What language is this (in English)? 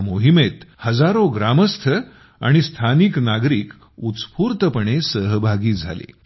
Marathi